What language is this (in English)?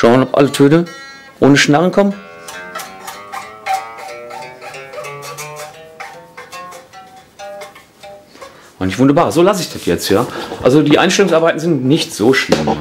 German